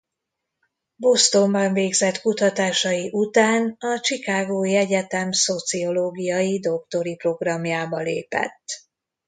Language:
Hungarian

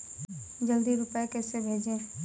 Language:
Hindi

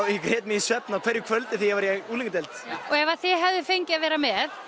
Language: Icelandic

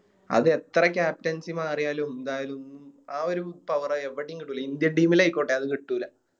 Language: Malayalam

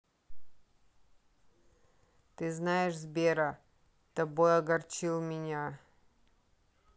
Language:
Russian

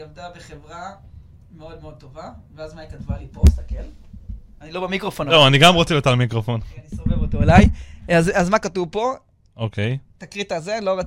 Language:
Hebrew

